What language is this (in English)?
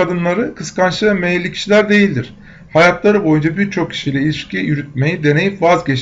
Turkish